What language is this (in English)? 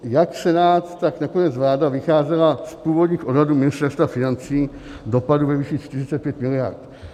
Czech